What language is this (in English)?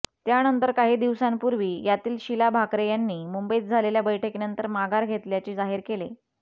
Marathi